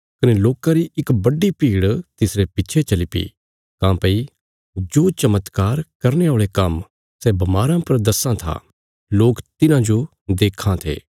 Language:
Bilaspuri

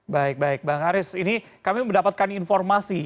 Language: Indonesian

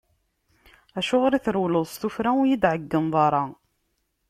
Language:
Kabyle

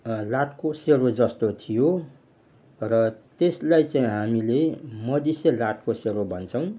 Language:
Nepali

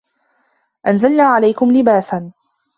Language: Arabic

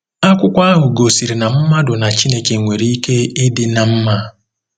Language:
Igbo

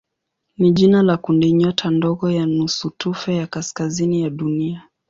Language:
Swahili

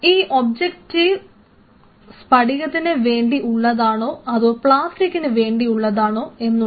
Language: Malayalam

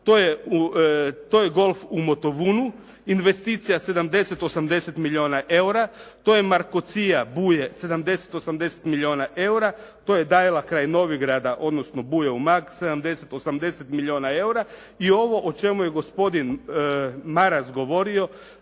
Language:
Croatian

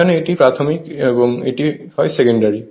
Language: Bangla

